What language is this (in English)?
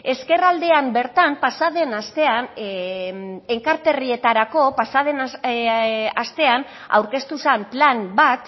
Basque